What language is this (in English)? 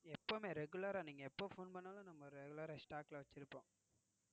Tamil